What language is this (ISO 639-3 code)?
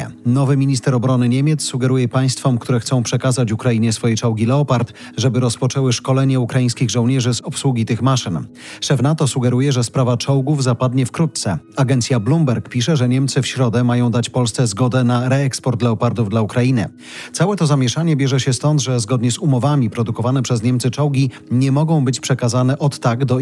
pol